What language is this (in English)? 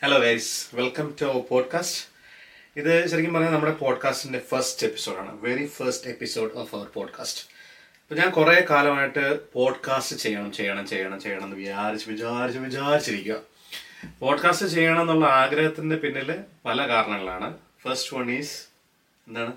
Malayalam